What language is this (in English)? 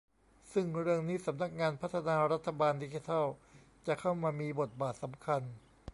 Thai